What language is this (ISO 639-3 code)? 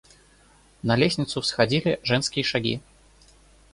rus